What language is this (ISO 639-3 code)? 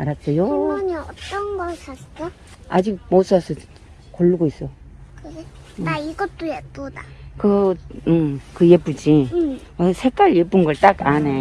kor